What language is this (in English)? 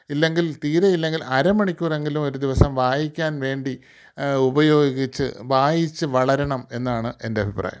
Malayalam